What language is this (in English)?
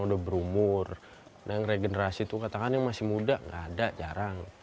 Indonesian